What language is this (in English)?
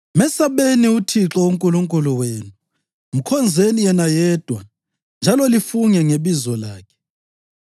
North Ndebele